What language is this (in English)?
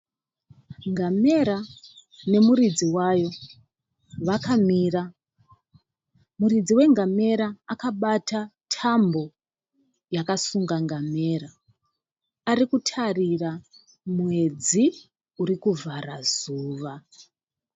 Shona